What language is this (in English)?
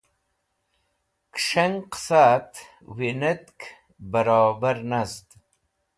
Wakhi